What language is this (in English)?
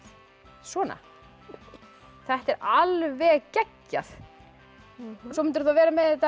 Icelandic